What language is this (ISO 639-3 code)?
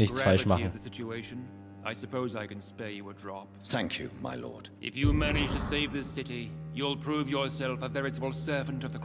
deu